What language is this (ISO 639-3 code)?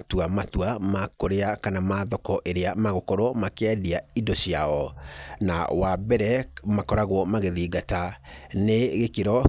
kik